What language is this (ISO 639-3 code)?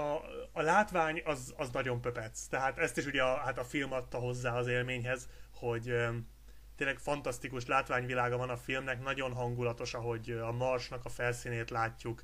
hun